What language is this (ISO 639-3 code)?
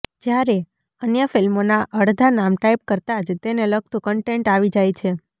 guj